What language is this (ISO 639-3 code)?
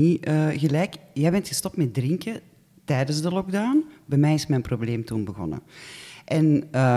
nld